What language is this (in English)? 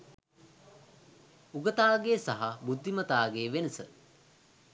Sinhala